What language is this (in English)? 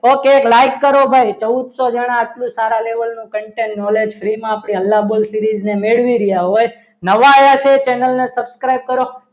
Gujarati